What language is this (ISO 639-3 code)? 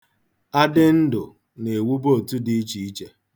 ibo